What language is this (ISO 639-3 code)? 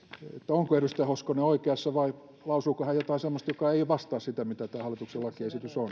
fin